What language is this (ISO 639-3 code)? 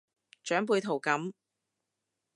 yue